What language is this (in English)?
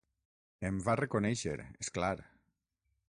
Catalan